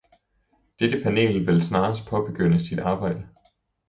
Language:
Danish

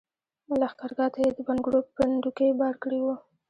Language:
Pashto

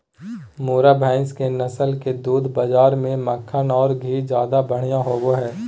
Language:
Magahi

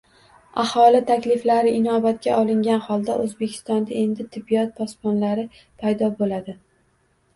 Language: Uzbek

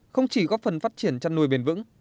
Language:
Vietnamese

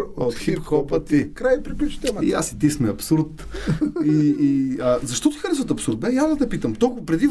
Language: Bulgarian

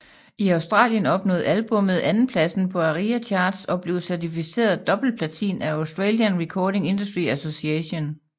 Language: Danish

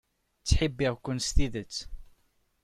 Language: Kabyle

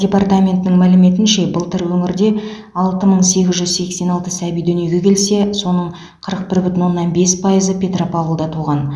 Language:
Kazakh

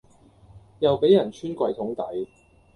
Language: Cantonese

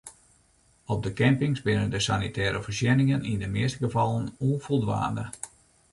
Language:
Western Frisian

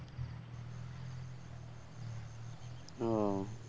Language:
Bangla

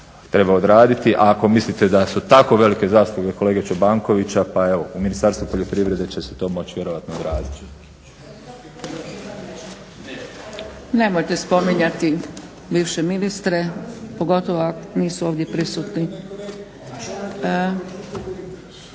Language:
Croatian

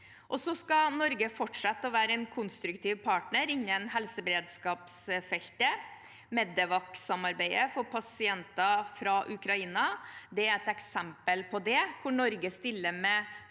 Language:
Norwegian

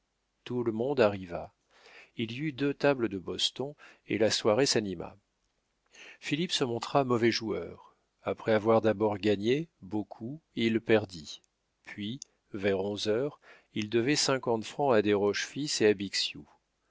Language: French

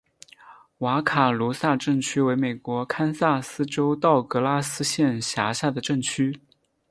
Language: Chinese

